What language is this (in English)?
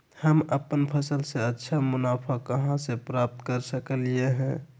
Magahi